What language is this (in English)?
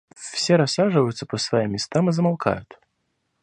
Russian